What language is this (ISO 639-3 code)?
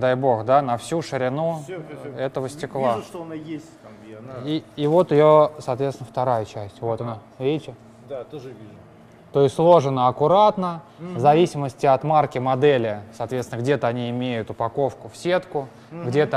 rus